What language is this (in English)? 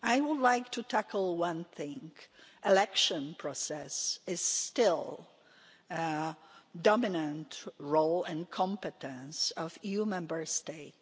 English